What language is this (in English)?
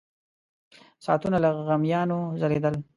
Pashto